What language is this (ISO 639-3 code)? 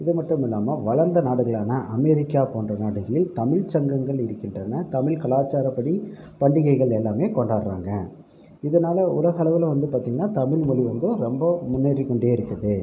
tam